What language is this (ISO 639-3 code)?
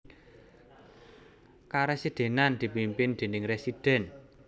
jav